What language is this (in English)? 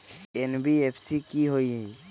Magahi